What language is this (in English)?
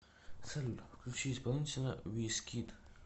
Russian